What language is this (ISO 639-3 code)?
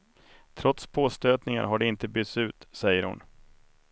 swe